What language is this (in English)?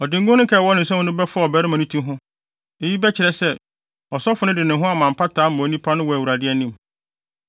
Akan